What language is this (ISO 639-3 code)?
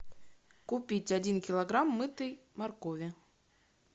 rus